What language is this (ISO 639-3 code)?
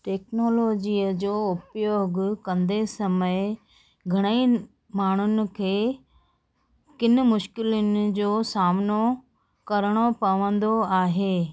snd